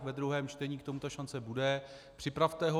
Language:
Czech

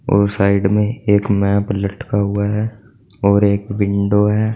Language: Hindi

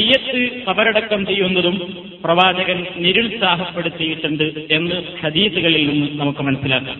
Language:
Malayalam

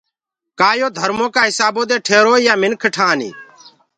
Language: Gurgula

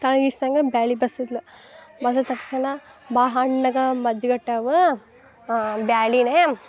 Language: Kannada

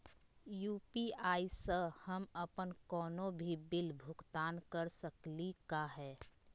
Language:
Magahi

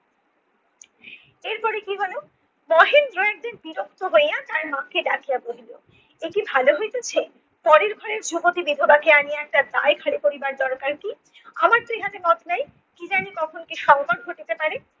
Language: Bangla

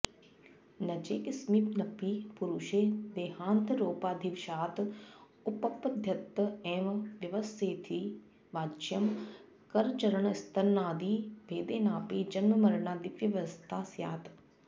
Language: Sanskrit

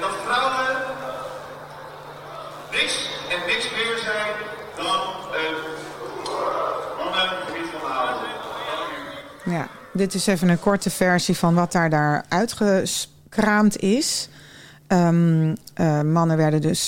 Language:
Dutch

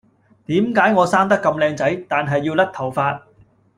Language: Cantonese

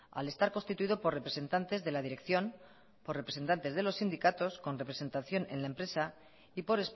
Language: Spanish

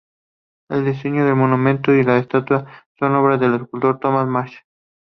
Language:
Spanish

